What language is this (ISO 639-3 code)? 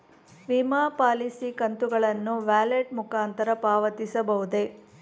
kan